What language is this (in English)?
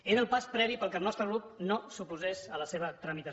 Catalan